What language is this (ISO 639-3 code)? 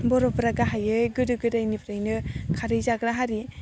brx